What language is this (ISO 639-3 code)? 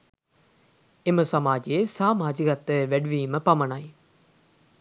sin